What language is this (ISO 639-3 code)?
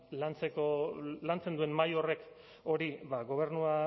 eus